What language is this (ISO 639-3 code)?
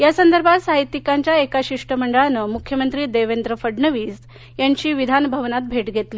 mar